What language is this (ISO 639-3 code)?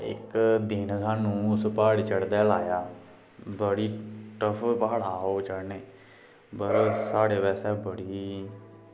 doi